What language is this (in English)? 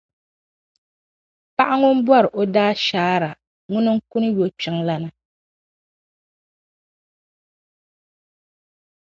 Dagbani